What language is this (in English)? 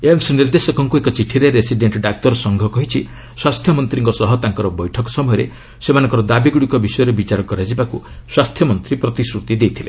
Odia